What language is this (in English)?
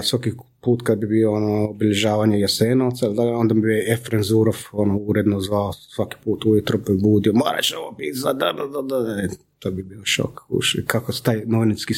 Croatian